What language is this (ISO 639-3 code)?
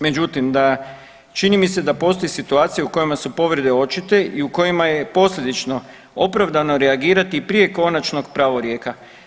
hrv